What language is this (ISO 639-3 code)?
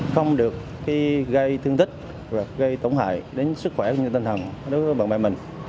vie